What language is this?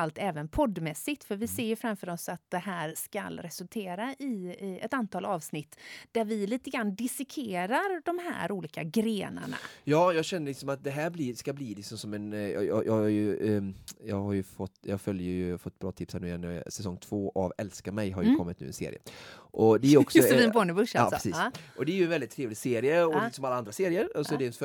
Swedish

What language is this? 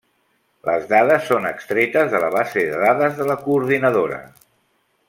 Catalan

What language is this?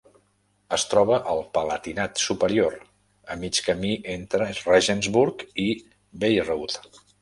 Catalan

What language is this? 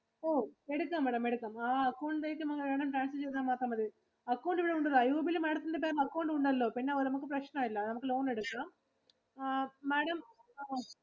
Malayalam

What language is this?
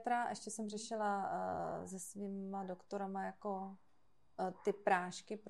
Czech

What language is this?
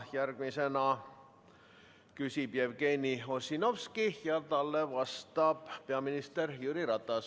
Estonian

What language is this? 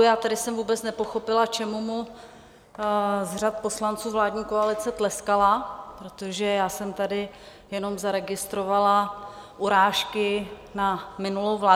Czech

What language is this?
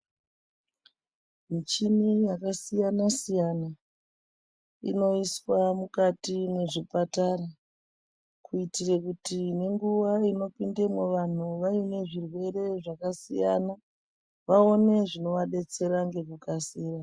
Ndau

